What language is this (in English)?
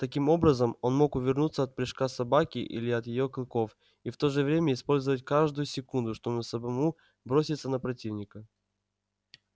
Russian